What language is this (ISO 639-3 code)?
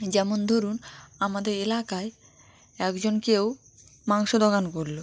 ben